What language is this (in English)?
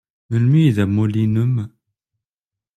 Kabyle